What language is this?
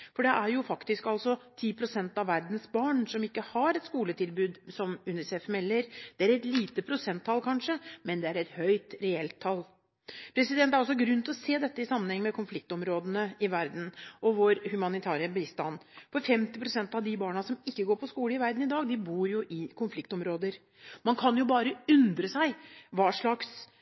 Norwegian Bokmål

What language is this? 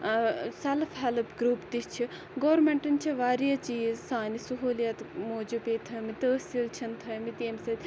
Kashmiri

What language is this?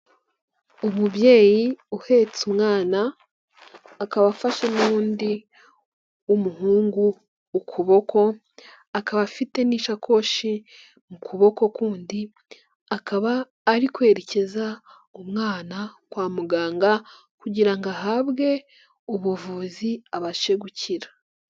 Kinyarwanda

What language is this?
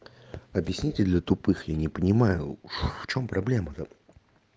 Russian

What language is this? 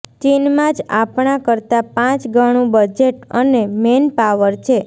Gujarati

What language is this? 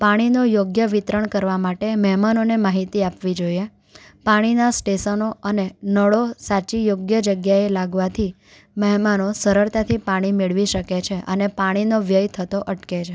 Gujarati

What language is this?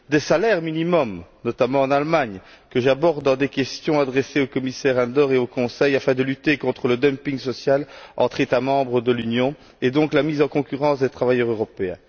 French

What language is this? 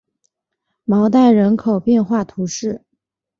Chinese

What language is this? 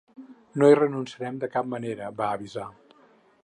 Catalan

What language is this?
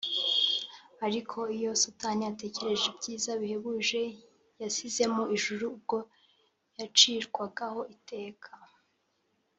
Kinyarwanda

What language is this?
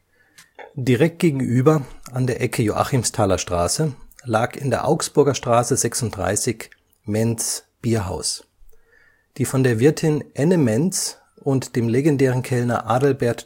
German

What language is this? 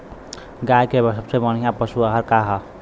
Bhojpuri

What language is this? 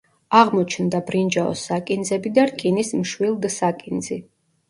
Georgian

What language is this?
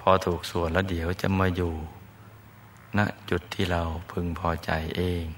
Thai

